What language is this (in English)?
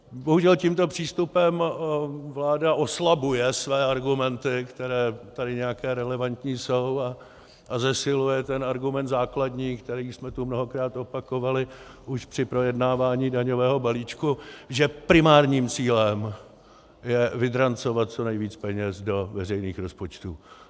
Czech